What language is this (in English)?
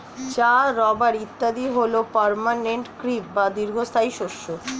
Bangla